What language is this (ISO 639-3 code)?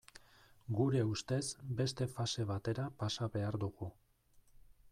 eus